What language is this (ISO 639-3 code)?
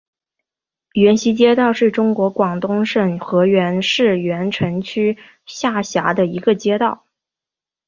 zho